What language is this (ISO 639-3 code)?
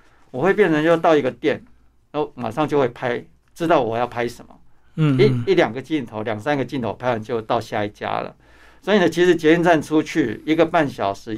zho